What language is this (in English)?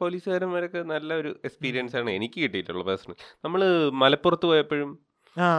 Malayalam